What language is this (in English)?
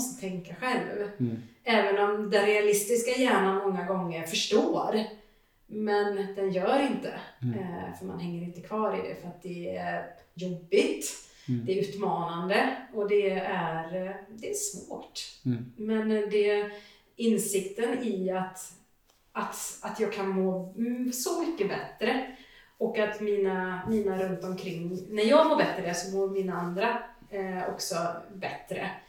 Swedish